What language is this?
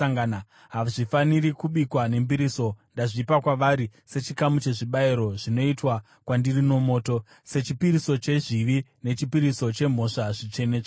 Shona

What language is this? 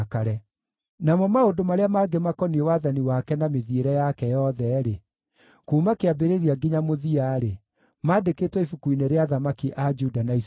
Kikuyu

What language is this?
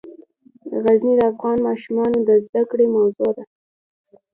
Pashto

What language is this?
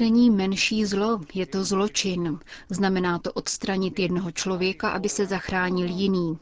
Czech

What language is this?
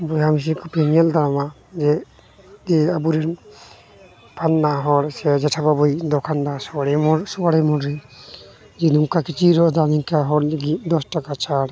Santali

